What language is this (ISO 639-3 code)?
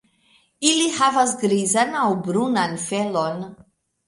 epo